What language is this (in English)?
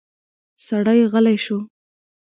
Pashto